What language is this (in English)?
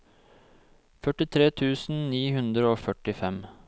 Norwegian